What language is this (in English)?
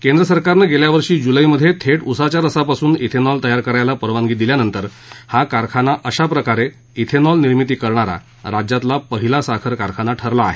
Marathi